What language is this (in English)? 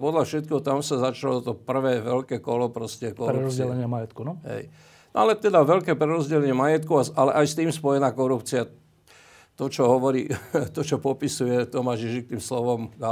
Slovak